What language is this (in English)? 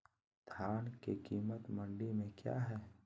Magahi